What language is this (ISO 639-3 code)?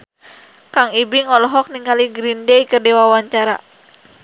sun